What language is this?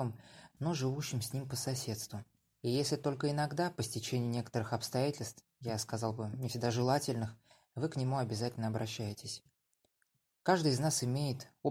Russian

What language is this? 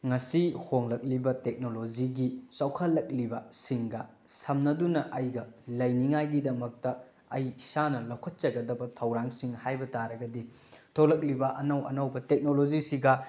Manipuri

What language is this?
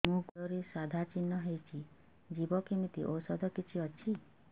Odia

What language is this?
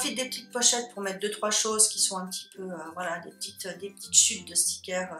French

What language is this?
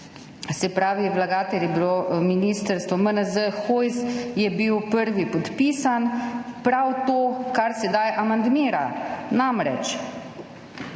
Slovenian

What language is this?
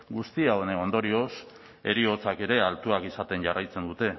Basque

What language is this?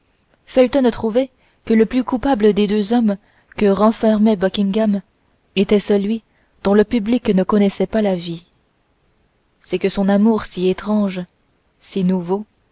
French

